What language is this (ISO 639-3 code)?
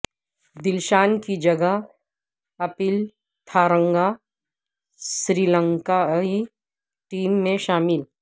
urd